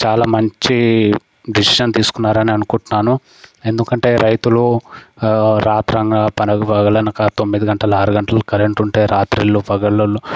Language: Telugu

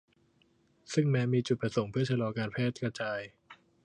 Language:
Thai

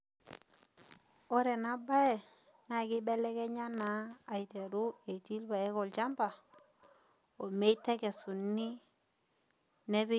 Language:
Masai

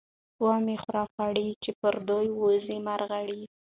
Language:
Pashto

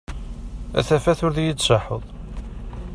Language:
Kabyle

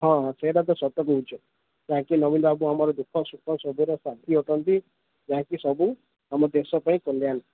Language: Odia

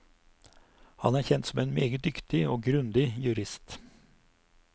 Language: Norwegian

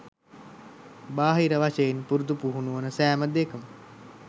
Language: Sinhala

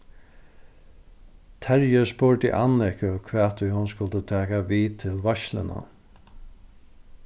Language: Faroese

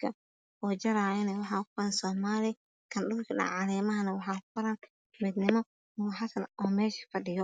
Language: Somali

